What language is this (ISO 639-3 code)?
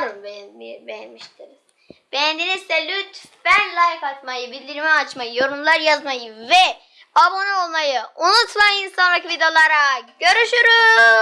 tur